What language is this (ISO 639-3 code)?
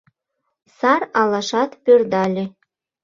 chm